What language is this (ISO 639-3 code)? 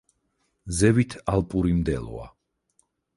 kat